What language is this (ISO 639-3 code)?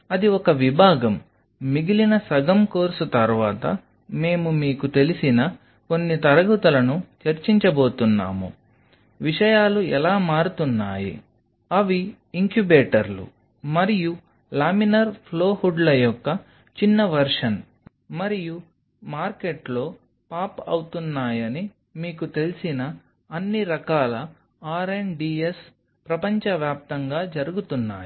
tel